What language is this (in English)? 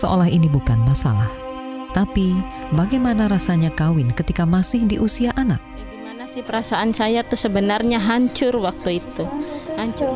Indonesian